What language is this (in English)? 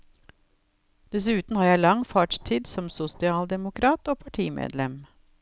Norwegian